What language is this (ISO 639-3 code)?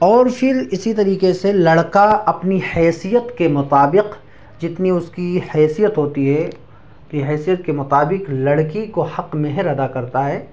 urd